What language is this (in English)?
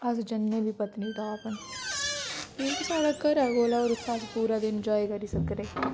Dogri